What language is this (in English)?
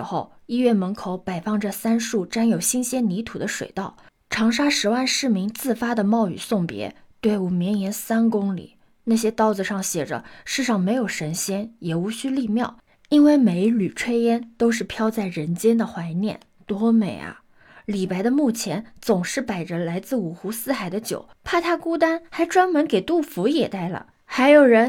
Chinese